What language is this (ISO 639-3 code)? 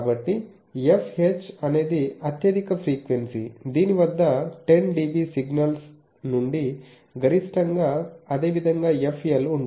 tel